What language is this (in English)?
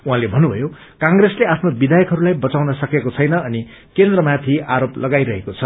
Nepali